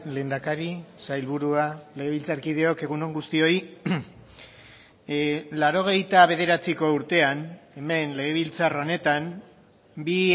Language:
Basque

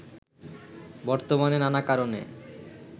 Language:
Bangla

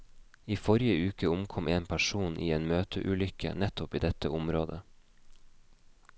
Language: Norwegian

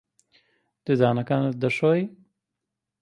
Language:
Central Kurdish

